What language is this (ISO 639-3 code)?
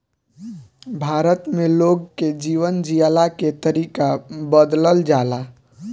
bho